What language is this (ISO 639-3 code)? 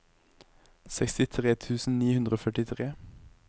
nor